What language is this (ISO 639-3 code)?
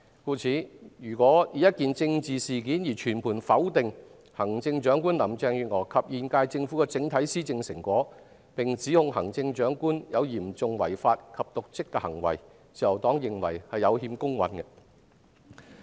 yue